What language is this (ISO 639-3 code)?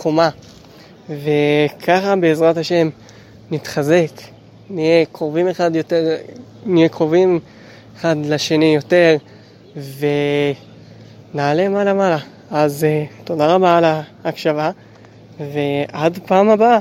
heb